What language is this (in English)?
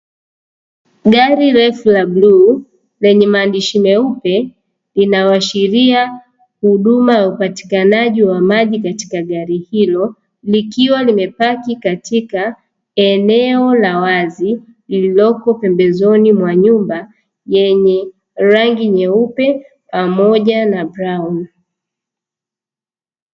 Swahili